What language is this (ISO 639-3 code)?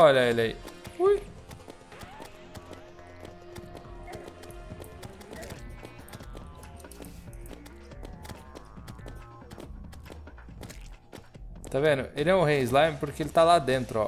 por